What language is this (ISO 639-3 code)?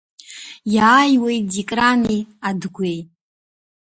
abk